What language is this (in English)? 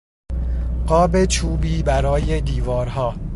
Persian